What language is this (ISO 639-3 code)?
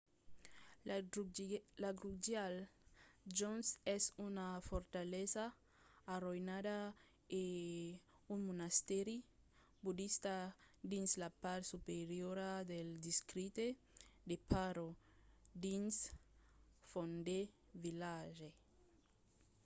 oci